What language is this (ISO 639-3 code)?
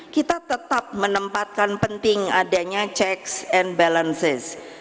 ind